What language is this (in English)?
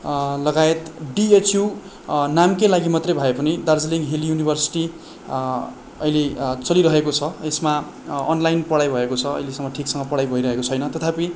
Nepali